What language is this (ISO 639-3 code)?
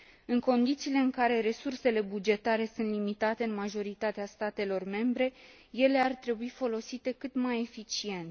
ron